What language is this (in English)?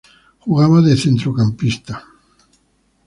Spanish